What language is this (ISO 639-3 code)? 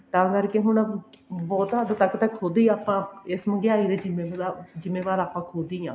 pan